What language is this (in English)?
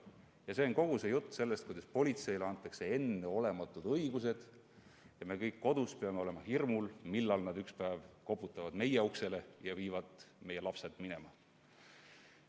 Estonian